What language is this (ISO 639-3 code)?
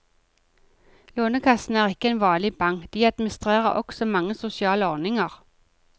nor